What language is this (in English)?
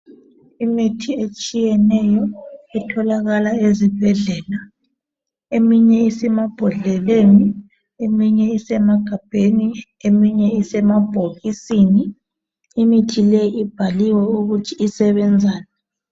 North Ndebele